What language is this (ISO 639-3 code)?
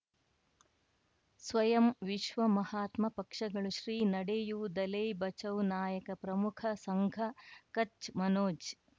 kan